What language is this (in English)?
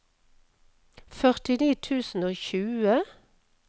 Norwegian